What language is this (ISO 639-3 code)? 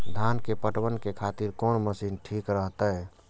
mai